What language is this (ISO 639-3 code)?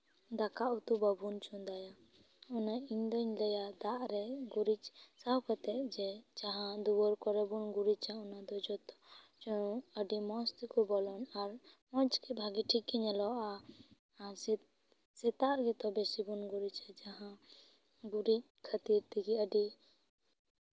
sat